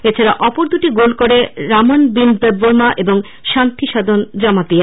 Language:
Bangla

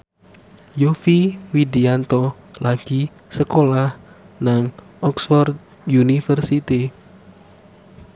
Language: Javanese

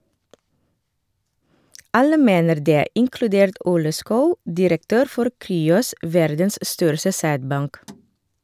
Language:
Norwegian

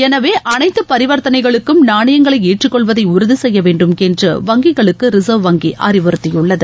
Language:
Tamil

